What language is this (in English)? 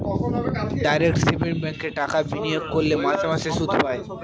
Bangla